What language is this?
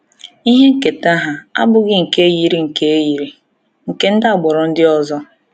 Igbo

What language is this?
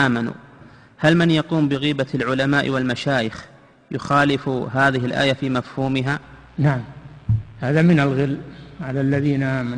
Arabic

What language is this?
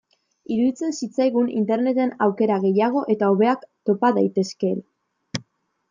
Basque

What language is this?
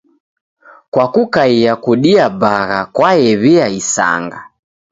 Taita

